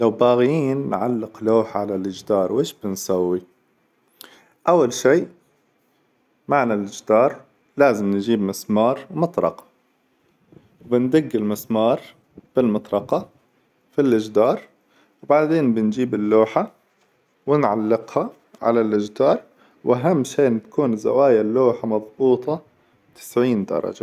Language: Hijazi Arabic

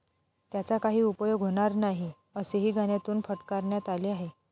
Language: Marathi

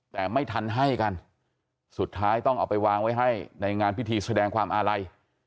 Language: Thai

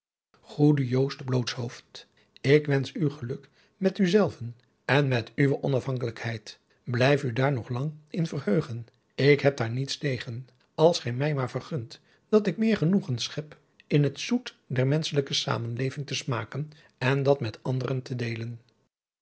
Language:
Dutch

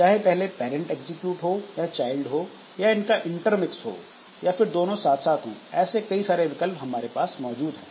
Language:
Hindi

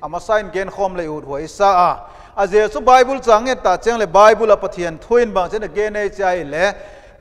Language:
Dutch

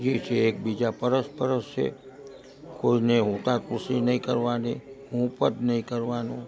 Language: Gujarati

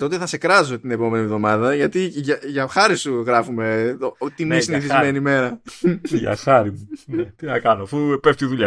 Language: Greek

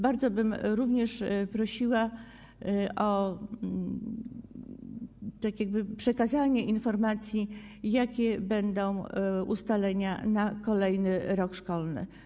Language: Polish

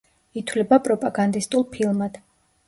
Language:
Georgian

